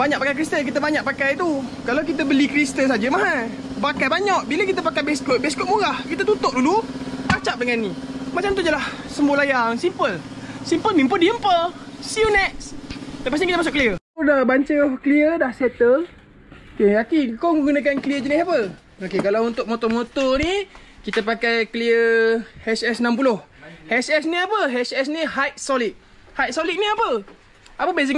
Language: Malay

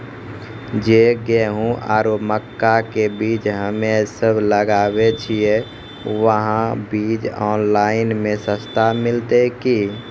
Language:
Maithili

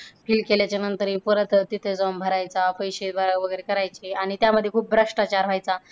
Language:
Marathi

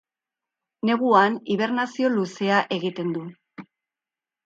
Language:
Basque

